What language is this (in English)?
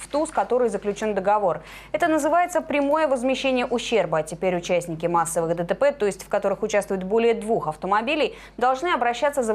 Russian